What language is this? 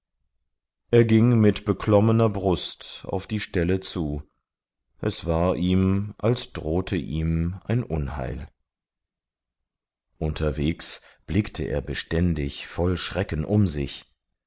German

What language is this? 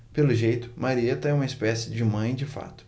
Portuguese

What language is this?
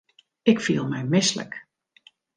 Western Frisian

